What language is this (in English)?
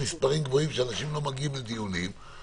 Hebrew